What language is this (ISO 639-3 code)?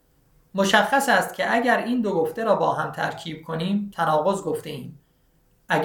fas